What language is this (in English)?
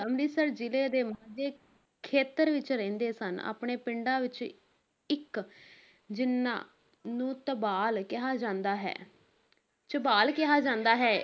Punjabi